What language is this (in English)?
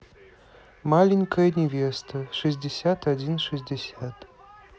Russian